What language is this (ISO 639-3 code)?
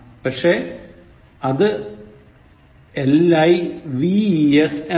mal